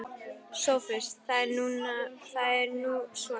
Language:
Icelandic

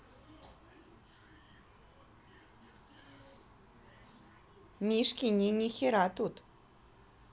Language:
Russian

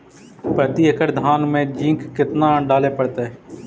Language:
Magahi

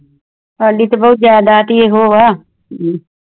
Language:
Punjabi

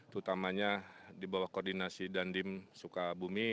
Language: Indonesian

